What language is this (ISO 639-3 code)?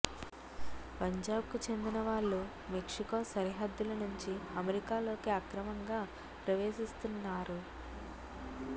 tel